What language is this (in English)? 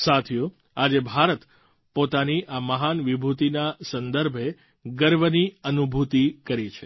Gujarati